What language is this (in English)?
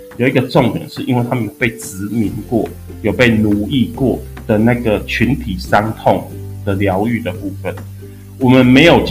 Chinese